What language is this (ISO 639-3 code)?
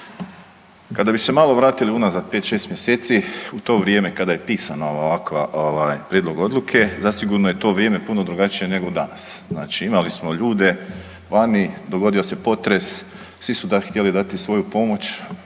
hrv